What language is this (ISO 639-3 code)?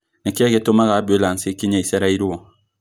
kik